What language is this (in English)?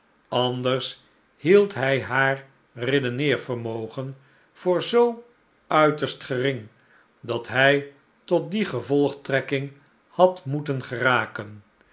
Dutch